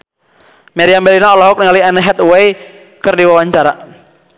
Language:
Sundanese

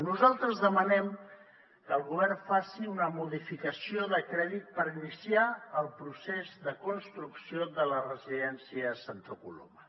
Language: Catalan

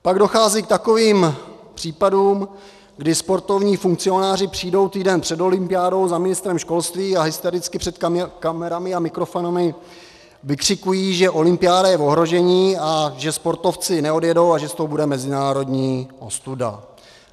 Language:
Czech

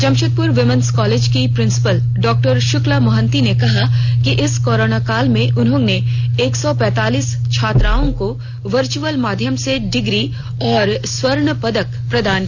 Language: Hindi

